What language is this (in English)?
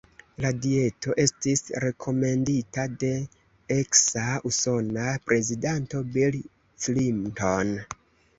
Esperanto